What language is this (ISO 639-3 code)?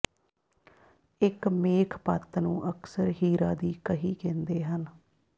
pan